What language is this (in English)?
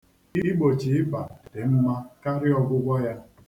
Igbo